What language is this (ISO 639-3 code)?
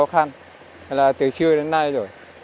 vie